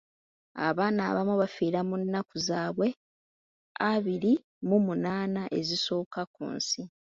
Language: Ganda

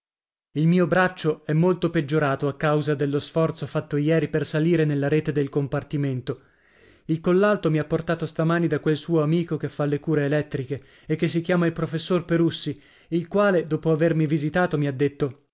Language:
Italian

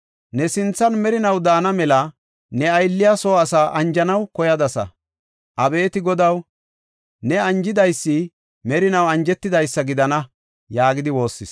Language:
Gofa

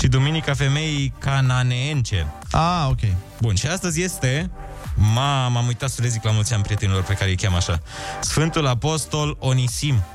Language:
Romanian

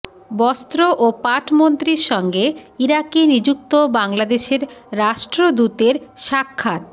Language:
Bangla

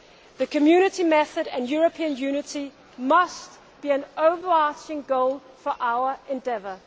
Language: English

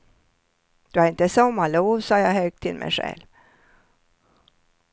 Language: Swedish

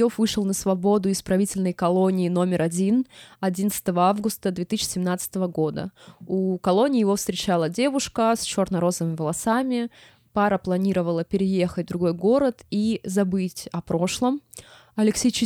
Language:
Russian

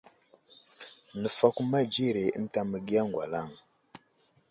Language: Wuzlam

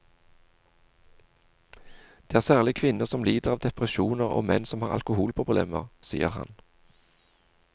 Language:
Norwegian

